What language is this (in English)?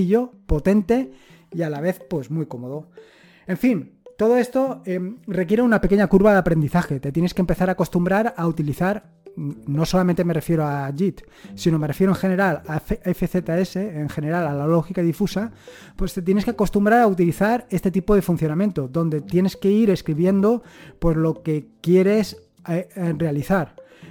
Spanish